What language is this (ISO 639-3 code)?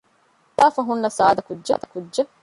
div